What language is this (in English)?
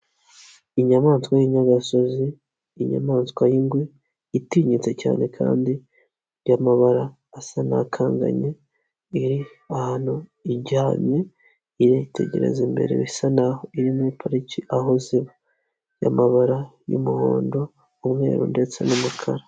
Kinyarwanda